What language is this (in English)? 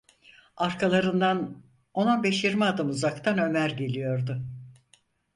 Turkish